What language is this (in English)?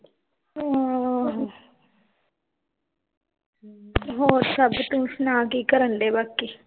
Punjabi